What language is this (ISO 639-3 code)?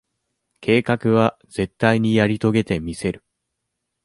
jpn